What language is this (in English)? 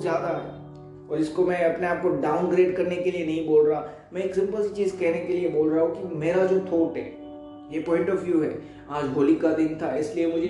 Hindi